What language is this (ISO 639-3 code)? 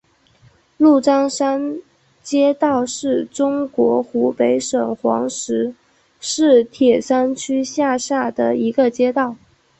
zho